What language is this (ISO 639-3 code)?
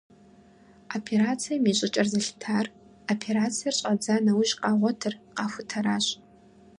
kbd